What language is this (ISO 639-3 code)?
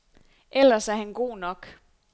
dan